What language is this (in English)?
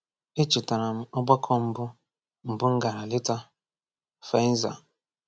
Igbo